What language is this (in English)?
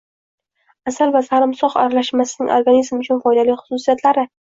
Uzbek